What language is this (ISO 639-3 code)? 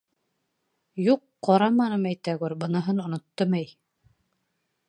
bak